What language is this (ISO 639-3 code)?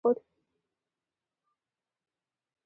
pus